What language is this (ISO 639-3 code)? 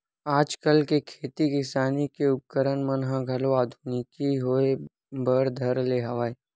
hne